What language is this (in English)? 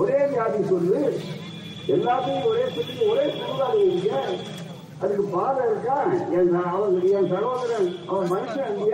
Tamil